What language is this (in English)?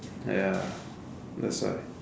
English